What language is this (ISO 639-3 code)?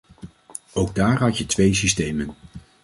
nld